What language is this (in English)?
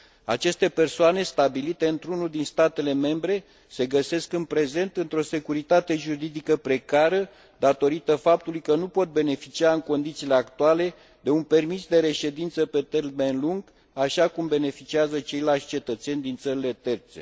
Romanian